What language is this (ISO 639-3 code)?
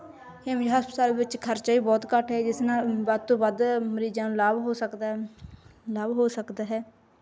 pan